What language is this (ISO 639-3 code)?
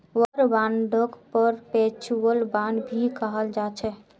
mag